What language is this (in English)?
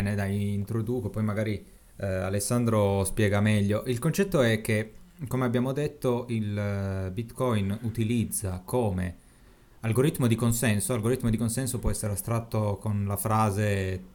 Italian